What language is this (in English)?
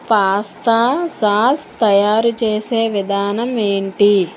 Telugu